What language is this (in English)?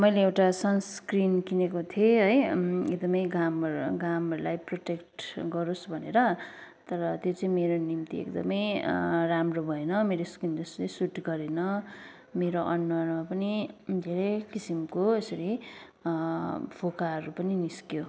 Nepali